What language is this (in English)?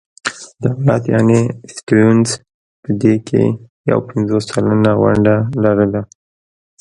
Pashto